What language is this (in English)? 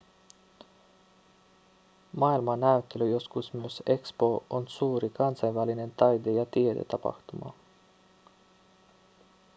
Finnish